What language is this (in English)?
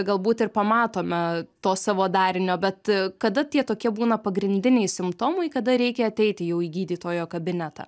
Lithuanian